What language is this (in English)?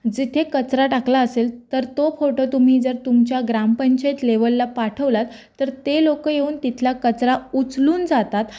Marathi